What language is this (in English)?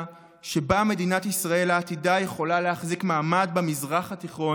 Hebrew